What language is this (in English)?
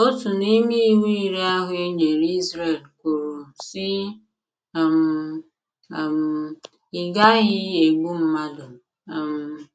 Igbo